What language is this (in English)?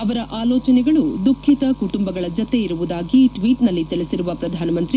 Kannada